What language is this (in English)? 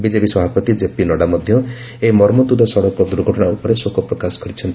Odia